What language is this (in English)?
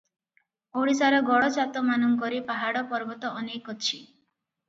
Odia